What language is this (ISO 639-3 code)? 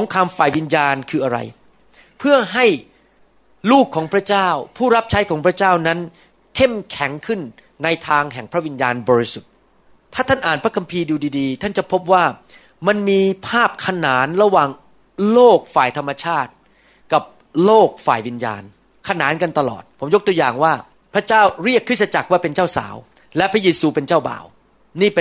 tha